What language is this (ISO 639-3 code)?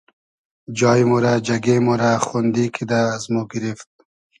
haz